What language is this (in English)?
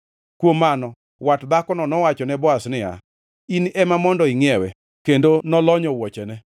Luo (Kenya and Tanzania)